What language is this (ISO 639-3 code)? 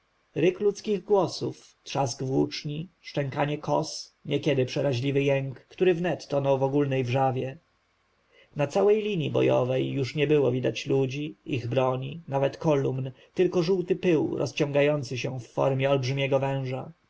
pol